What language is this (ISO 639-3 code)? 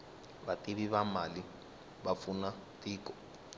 tso